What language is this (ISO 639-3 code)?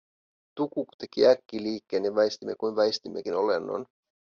fin